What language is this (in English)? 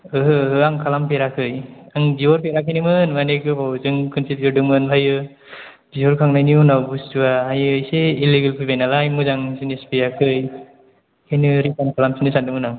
Bodo